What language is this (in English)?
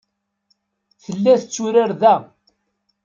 Kabyle